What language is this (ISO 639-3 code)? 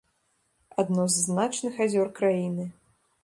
bel